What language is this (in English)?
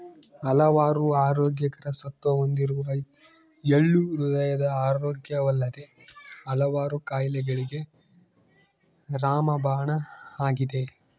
Kannada